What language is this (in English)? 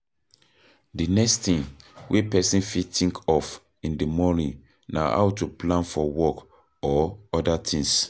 Nigerian Pidgin